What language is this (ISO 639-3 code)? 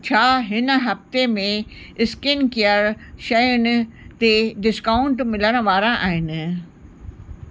snd